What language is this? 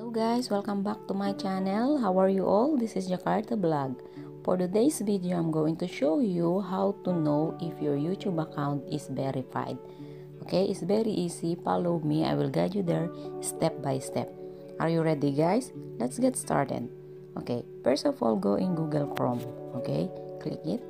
English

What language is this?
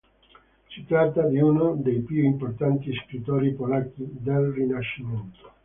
Italian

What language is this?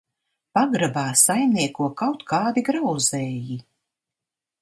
Latvian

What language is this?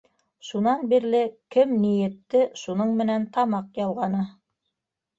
Bashkir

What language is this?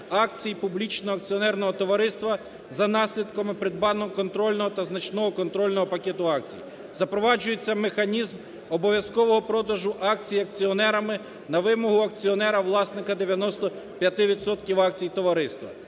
Ukrainian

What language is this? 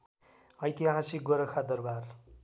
Nepali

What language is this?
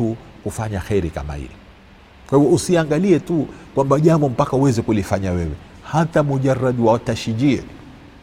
Swahili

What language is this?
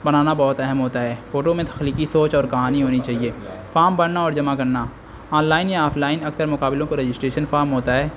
Urdu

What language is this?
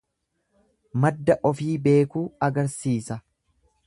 Oromo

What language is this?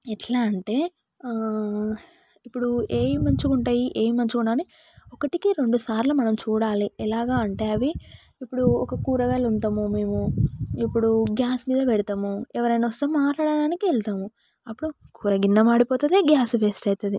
Telugu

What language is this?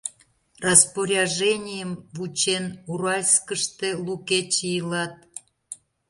Mari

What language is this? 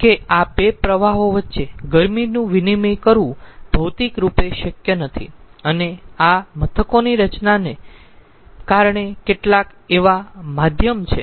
Gujarati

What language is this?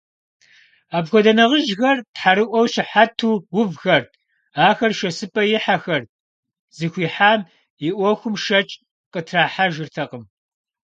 Kabardian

